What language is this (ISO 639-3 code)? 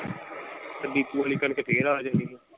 pan